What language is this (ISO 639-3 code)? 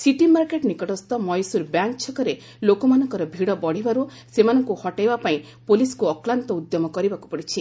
ori